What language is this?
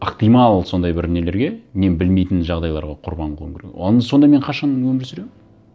Kazakh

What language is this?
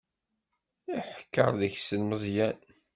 Kabyle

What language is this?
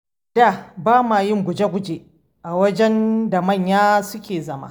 Hausa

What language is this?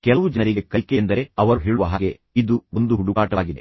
Kannada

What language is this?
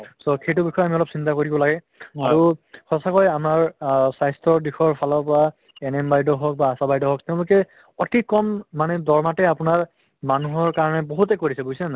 Assamese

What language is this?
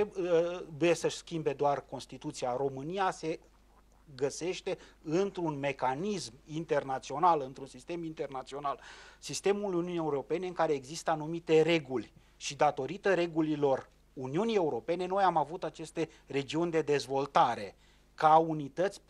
Romanian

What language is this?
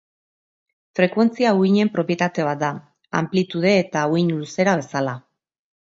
Basque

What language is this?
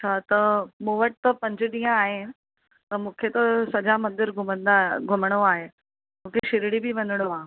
Sindhi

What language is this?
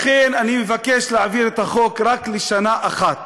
Hebrew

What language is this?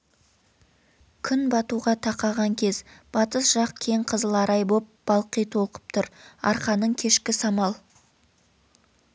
Kazakh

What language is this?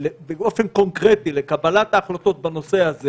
Hebrew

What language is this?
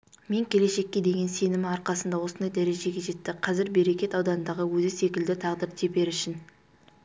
Kazakh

